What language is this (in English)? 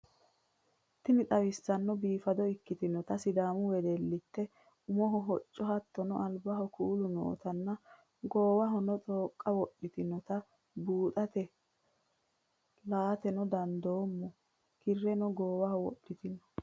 Sidamo